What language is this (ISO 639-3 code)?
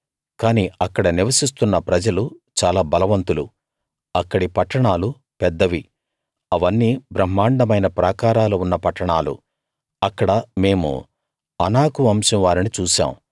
tel